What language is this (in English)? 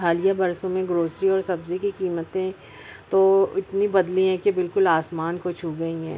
Urdu